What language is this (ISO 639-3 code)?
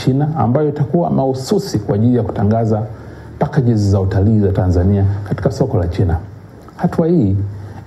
swa